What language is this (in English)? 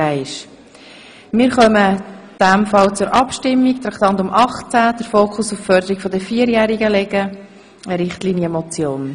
Swiss German